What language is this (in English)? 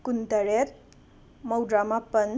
Manipuri